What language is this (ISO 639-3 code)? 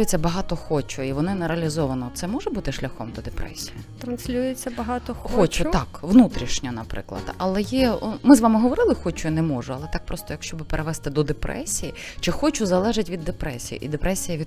ukr